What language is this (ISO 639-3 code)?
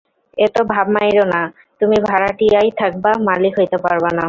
ben